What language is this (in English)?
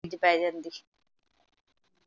Punjabi